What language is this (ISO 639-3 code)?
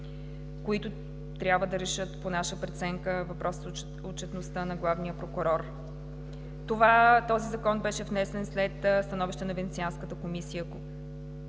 bul